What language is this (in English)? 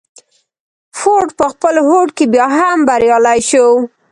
Pashto